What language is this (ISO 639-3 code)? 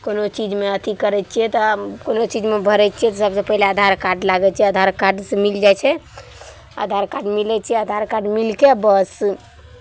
mai